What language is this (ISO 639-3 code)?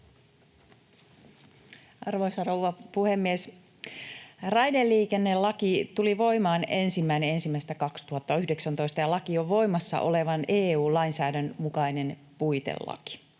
fin